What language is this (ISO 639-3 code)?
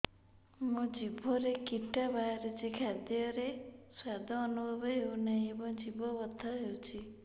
ori